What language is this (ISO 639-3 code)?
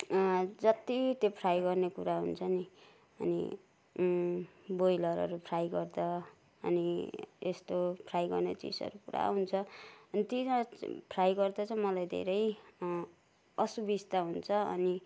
nep